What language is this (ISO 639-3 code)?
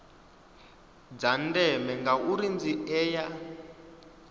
ven